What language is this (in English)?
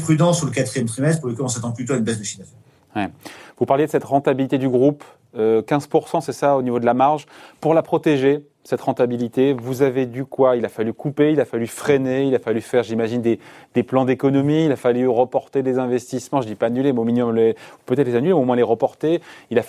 French